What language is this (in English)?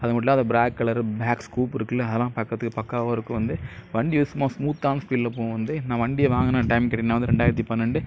Tamil